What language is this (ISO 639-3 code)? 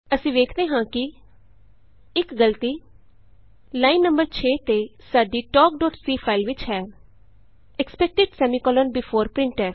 pan